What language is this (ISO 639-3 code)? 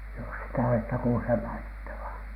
fin